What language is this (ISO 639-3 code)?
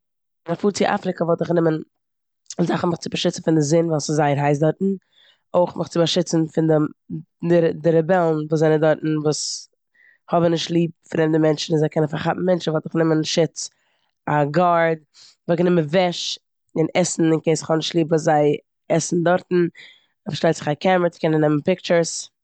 yid